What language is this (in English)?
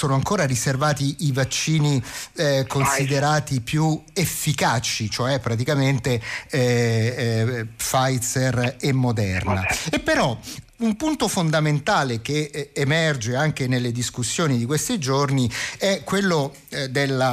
Italian